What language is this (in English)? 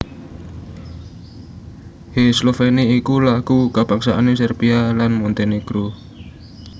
Javanese